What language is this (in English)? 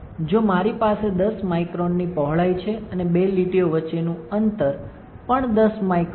Gujarati